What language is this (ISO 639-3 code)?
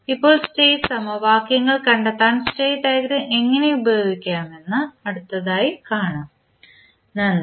mal